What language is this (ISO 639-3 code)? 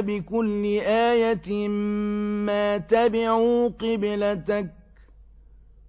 ara